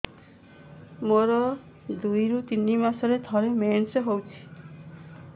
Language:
Odia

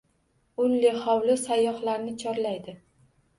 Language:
Uzbek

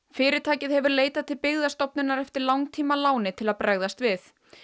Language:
Icelandic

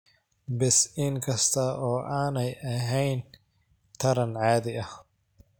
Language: Somali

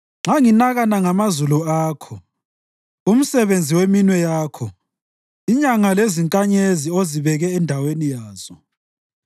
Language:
North Ndebele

